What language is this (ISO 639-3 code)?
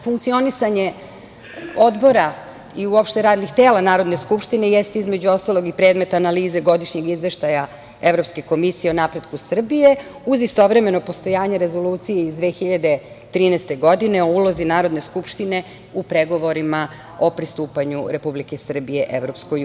srp